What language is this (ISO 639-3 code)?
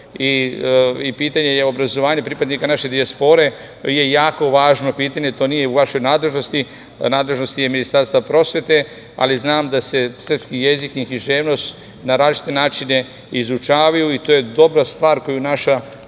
srp